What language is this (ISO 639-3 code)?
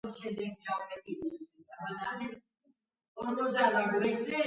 kat